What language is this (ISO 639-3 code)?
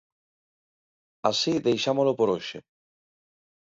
glg